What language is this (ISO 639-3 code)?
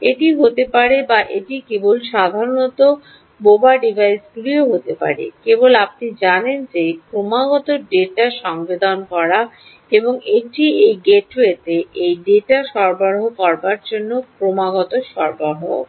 ben